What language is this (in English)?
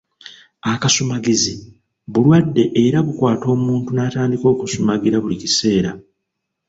Ganda